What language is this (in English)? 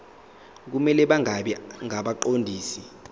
Zulu